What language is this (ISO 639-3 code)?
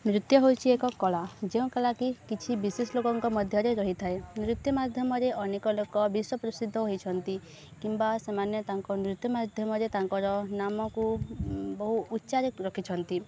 ori